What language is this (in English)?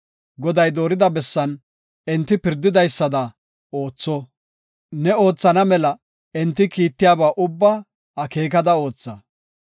Gofa